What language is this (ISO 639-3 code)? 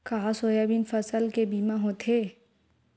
hne